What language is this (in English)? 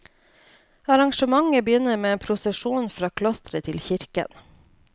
Norwegian